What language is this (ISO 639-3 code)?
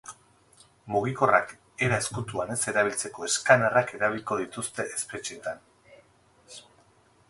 eus